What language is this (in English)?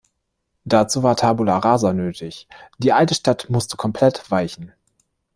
German